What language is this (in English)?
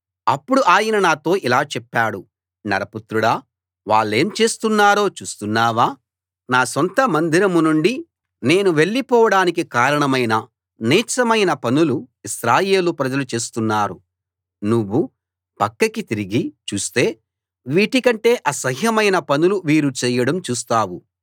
Telugu